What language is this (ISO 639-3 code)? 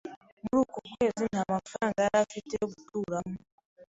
kin